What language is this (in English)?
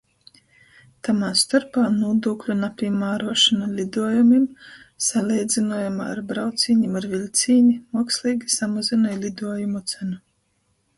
Latgalian